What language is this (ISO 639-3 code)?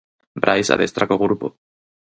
glg